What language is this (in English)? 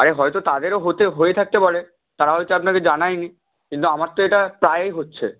Bangla